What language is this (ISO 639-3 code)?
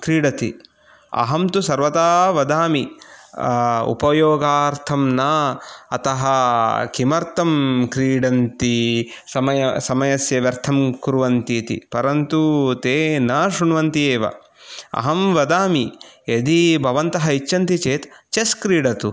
san